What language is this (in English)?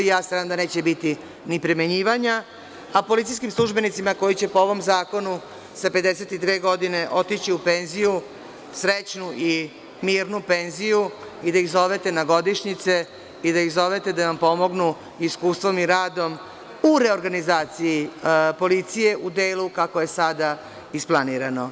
Serbian